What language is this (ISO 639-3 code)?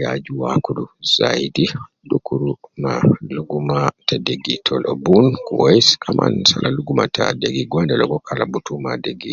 kcn